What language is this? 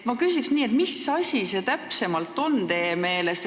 Estonian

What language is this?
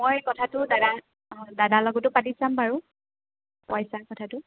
Assamese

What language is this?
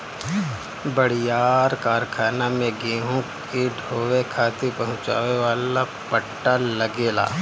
Bhojpuri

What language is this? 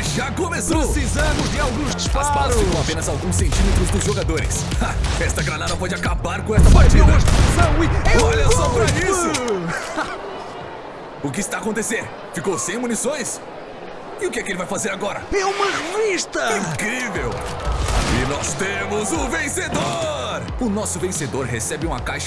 Portuguese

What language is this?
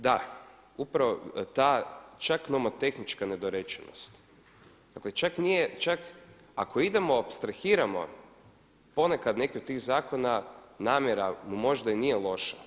Croatian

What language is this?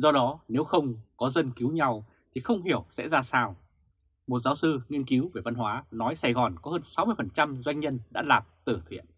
Vietnamese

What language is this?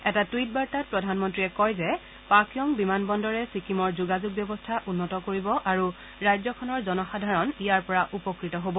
Assamese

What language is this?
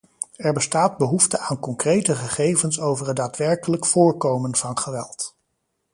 Dutch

